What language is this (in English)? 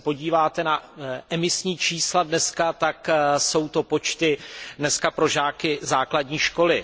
Czech